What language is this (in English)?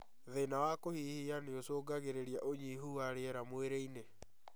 Kikuyu